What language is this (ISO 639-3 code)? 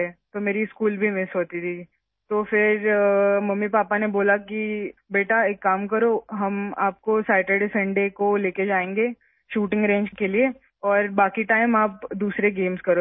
urd